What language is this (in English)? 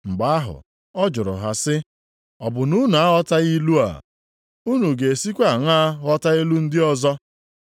Igbo